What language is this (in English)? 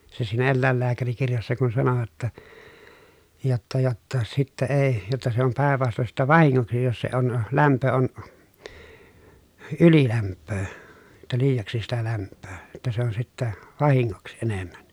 Finnish